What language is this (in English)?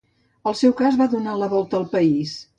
Catalan